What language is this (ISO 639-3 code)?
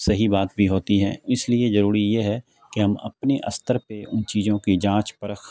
urd